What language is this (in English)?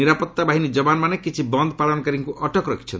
Odia